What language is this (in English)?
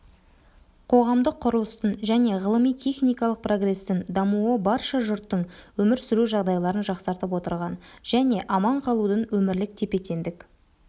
Kazakh